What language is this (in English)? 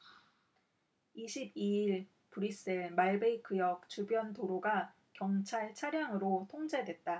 Korean